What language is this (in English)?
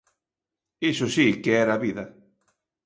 Galician